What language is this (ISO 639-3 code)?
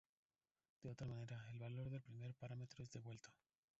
spa